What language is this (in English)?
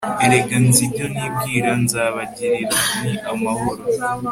Kinyarwanda